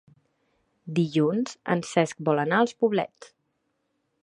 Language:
Catalan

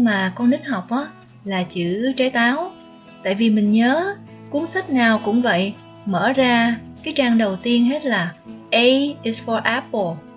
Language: Vietnamese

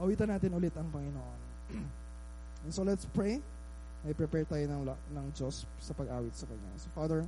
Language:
Filipino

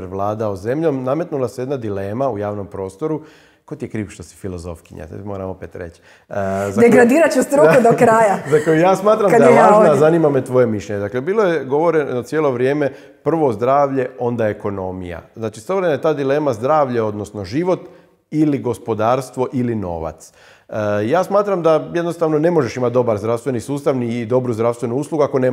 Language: Croatian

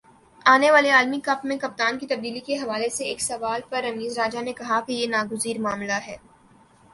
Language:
Urdu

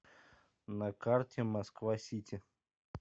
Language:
Russian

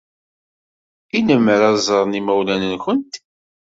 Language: Kabyle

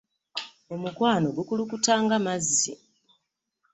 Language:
Ganda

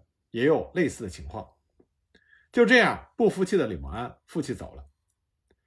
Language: Chinese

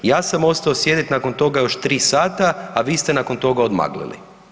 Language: Croatian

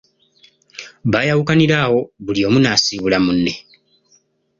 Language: Ganda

